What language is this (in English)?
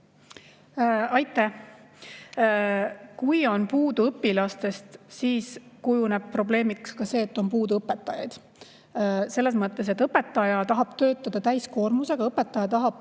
Estonian